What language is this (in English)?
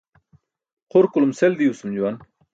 Burushaski